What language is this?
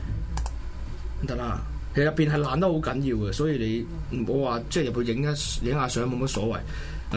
Chinese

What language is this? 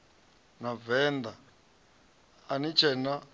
Venda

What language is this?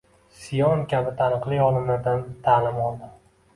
Uzbek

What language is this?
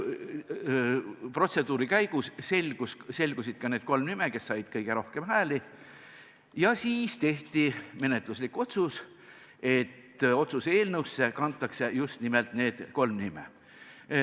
Estonian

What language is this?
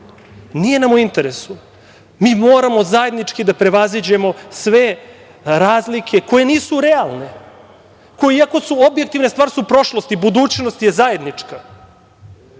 Serbian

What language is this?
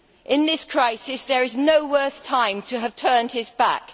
English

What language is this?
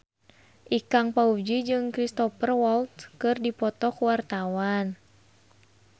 Sundanese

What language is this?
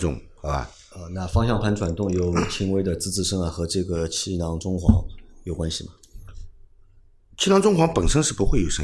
Chinese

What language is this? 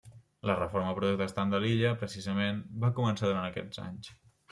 Catalan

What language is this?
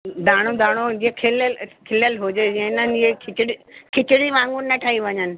Sindhi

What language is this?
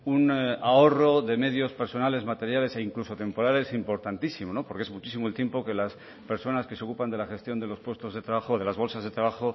Spanish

